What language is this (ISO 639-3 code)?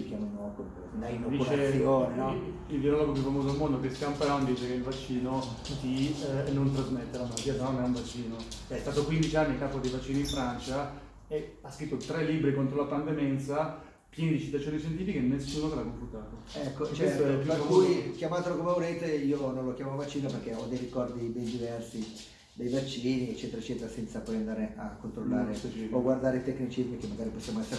ita